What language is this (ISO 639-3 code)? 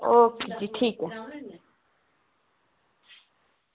doi